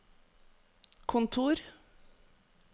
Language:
Norwegian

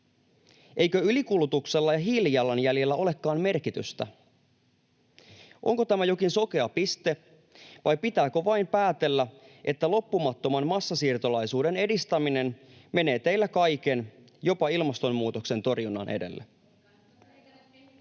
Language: Finnish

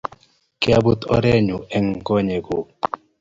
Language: Kalenjin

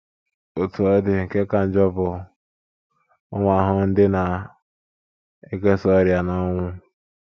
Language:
Igbo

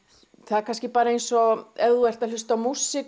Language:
Icelandic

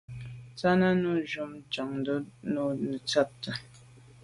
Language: Medumba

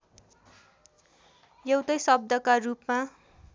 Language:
Nepali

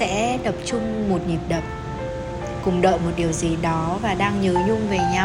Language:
Vietnamese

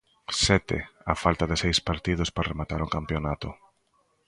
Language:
Galician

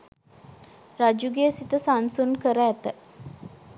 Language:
Sinhala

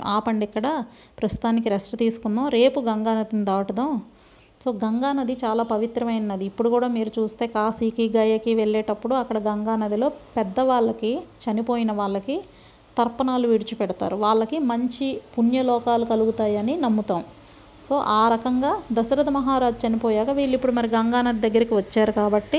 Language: Telugu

